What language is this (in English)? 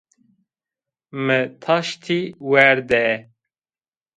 Zaza